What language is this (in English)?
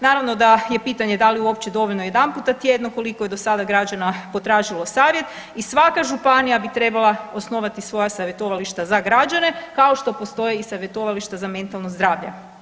Croatian